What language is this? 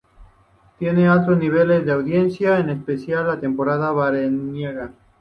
Spanish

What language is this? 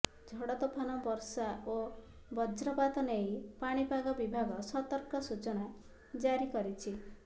Odia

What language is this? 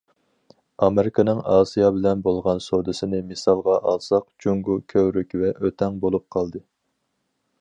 Uyghur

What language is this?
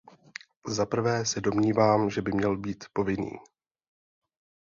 Czech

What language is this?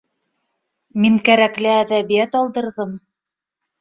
Bashkir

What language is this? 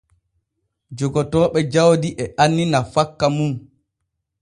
Borgu Fulfulde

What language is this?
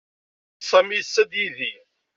Kabyle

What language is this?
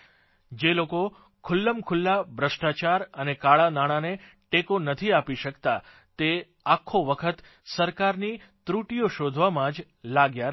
Gujarati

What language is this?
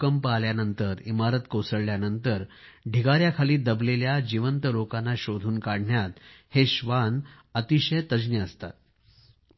Marathi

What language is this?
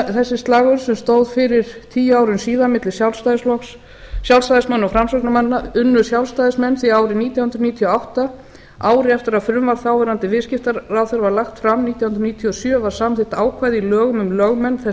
Icelandic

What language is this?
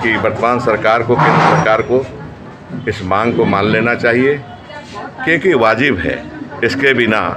Hindi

